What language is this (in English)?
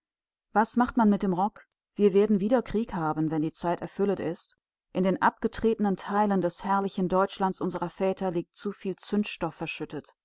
German